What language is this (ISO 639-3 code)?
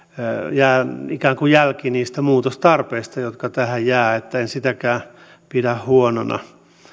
fin